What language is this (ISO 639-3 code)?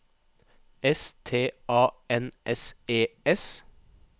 nor